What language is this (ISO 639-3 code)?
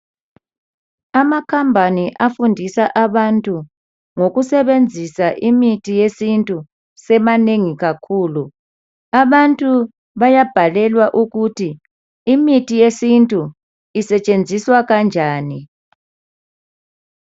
nde